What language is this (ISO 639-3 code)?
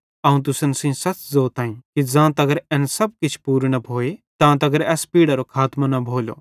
bhd